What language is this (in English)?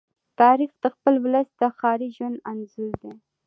Pashto